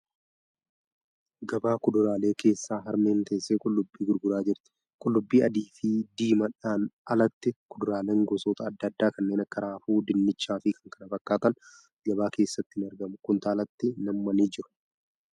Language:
Oromo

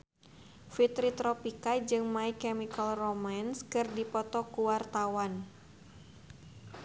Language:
Sundanese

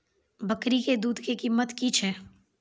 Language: Maithili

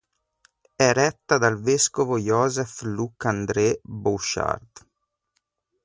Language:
Italian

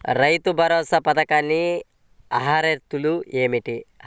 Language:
Telugu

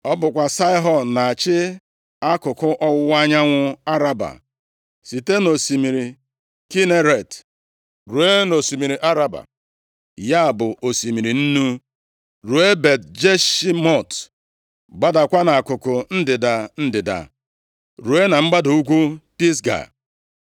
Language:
Igbo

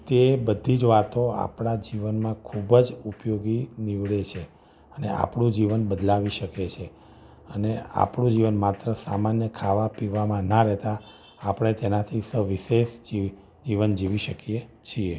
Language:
Gujarati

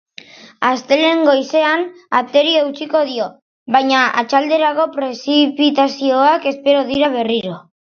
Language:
Basque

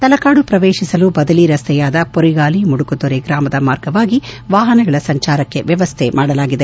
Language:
Kannada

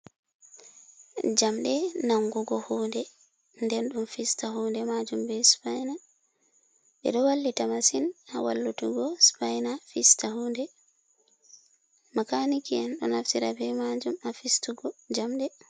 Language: Fula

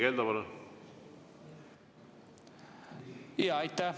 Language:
Estonian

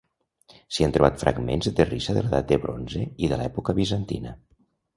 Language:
Catalan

